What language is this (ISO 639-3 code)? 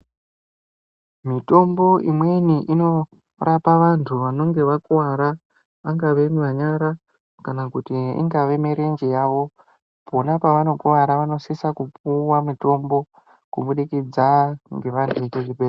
ndc